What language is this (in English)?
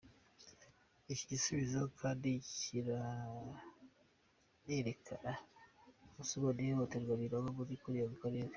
Kinyarwanda